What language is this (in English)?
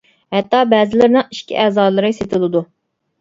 Uyghur